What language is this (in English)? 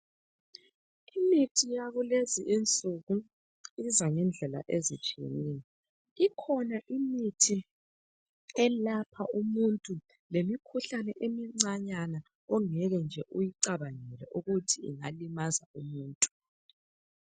North Ndebele